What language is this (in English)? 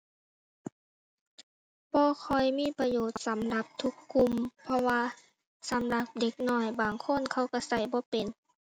Thai